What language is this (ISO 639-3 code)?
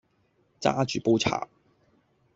yue